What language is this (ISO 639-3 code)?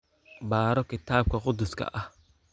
som